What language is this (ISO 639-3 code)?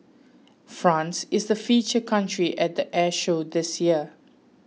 eng